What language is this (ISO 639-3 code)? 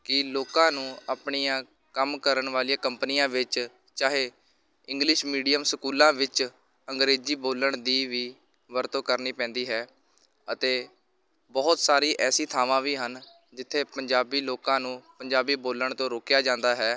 pan